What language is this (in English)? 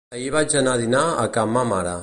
Catalan